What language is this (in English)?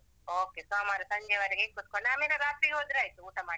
Kannada